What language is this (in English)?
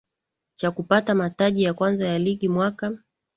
Swahili